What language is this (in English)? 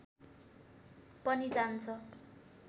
Nepali